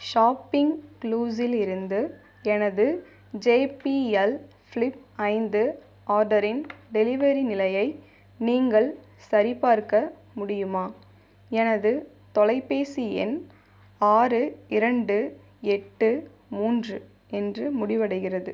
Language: Tamil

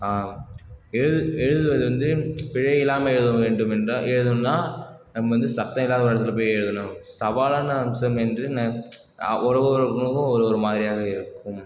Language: Tamil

